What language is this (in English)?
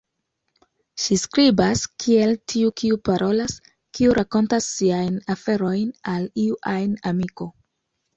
Esperanto